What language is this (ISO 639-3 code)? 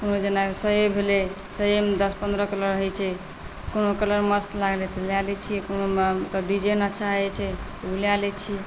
mai